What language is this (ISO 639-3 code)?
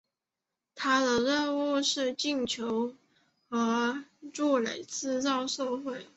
zho